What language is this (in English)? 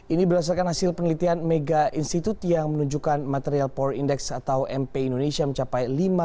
Indonesian